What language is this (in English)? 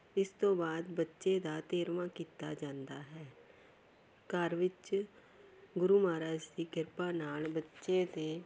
Punjabi